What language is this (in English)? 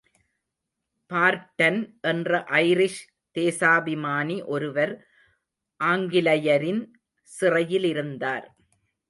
Tamil